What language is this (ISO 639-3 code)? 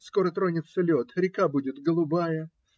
rus